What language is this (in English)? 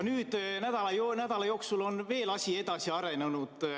Estonian